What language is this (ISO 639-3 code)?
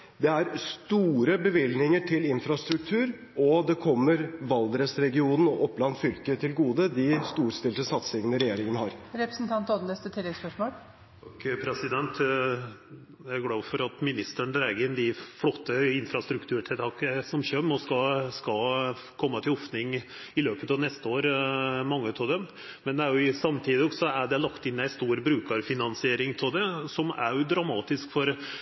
nor